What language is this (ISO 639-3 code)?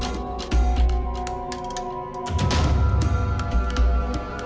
ind